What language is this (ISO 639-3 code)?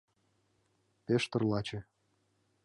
chm